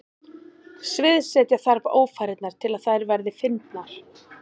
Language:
Icelandic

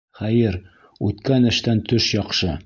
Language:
Bashkir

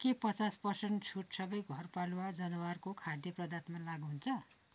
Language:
Nepali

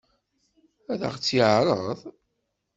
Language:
Kabyle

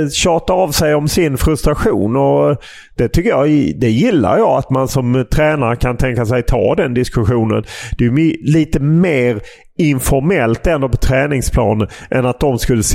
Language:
Swedish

